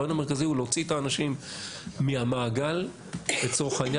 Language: Hebrew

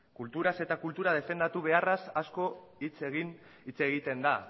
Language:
Basque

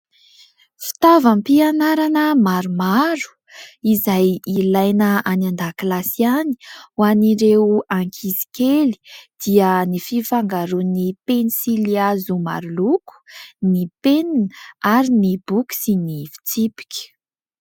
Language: Malagasy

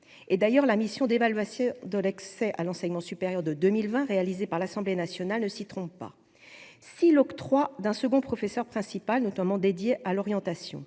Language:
French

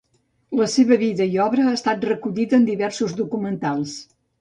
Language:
Catalan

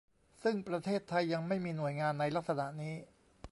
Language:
Thai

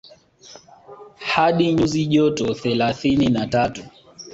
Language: Swahili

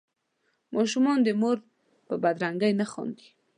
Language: Pashto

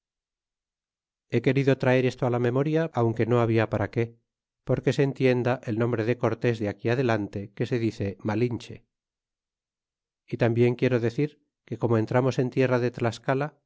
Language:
Spanish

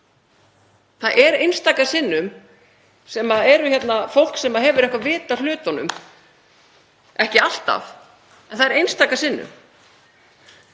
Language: Icelandic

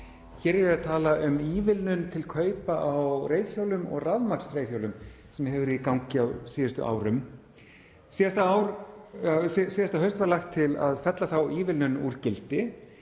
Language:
Icelandic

